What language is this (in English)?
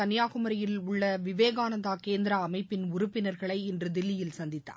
Tamil